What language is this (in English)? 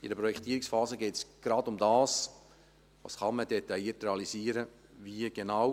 Swiss German